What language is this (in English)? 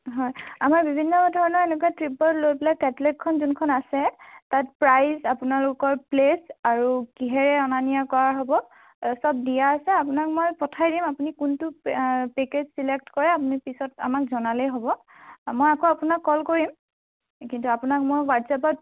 Assamese